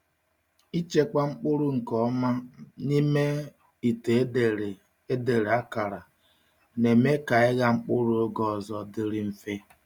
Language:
Igbo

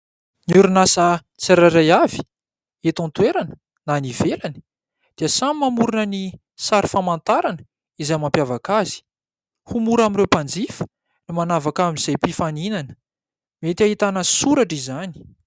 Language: Malagasy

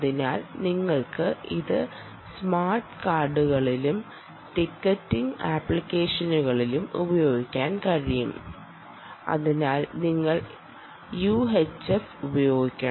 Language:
Malayalam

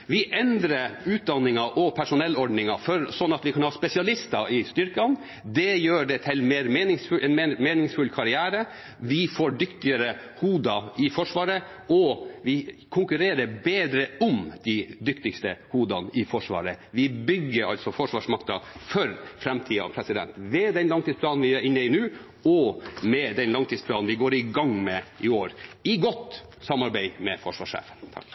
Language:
Norwegian Bokmål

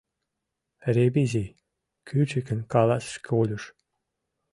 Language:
Mari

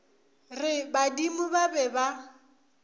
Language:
Northern Sotho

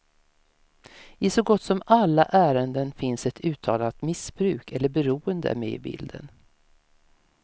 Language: Swedish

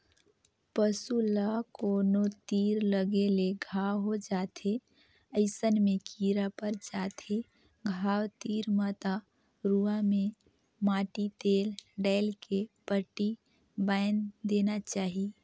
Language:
Chhattisgarhi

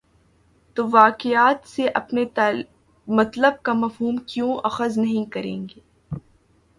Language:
Urdu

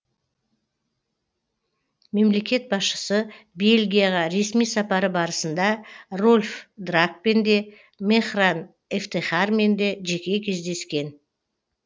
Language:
Kazakh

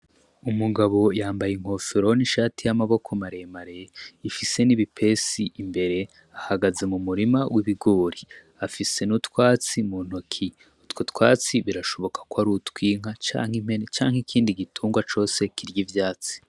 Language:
Rundi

